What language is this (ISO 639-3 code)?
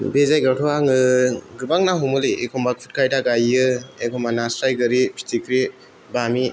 brx